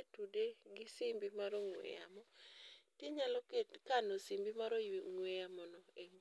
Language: Luo (Kenya and Tanzania)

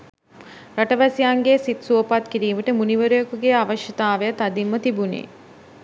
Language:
Sinhala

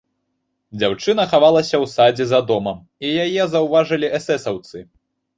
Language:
Belarusian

